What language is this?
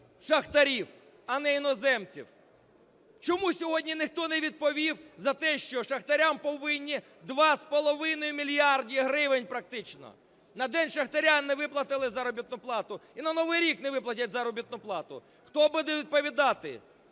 Ukrainian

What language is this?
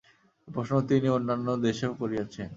Bangla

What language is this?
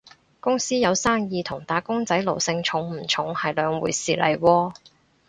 Cantonese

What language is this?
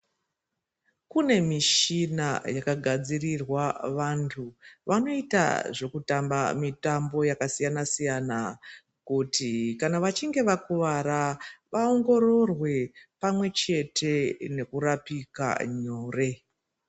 Ndau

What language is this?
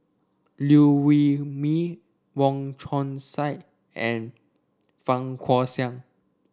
English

